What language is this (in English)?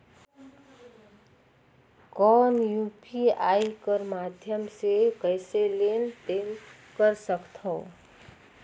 Chhattisgarhi